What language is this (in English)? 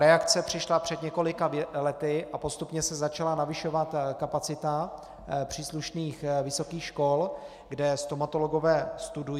Czech